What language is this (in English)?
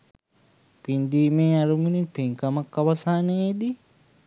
Sinhala